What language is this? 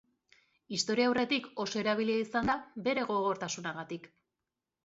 Basque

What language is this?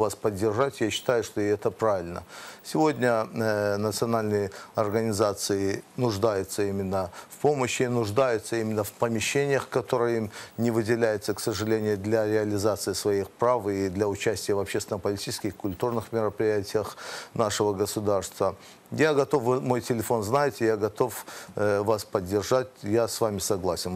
Russian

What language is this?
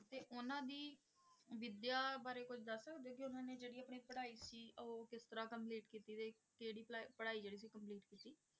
Punjabi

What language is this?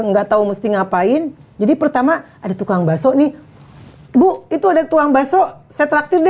Indonesian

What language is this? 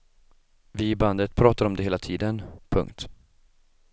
Swedish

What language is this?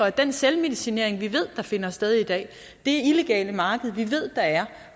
Danish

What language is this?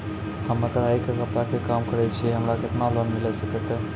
Maithili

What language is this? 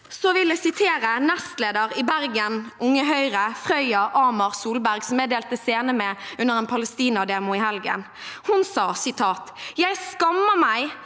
Norwegian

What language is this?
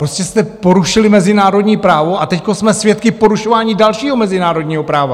Czech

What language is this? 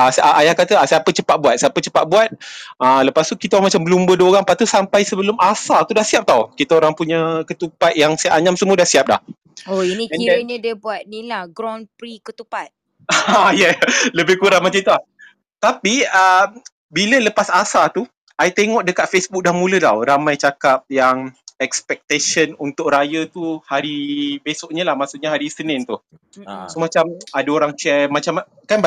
Malay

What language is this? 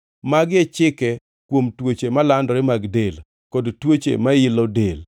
Luo (Kenya and Tanzania)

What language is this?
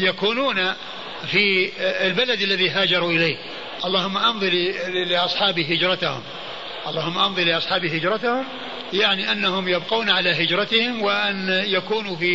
Arabic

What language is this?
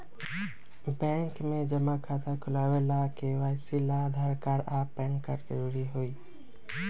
Magahi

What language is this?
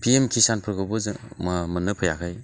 Bodo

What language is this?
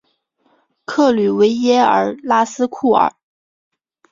Chinese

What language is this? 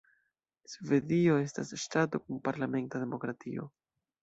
Esperanto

